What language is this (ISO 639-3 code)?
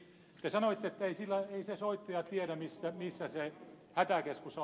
fin